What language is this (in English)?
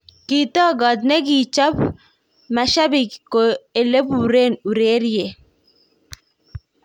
Kalenjin